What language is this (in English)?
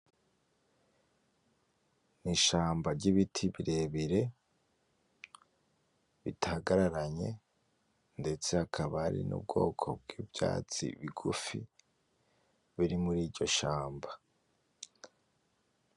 Rundi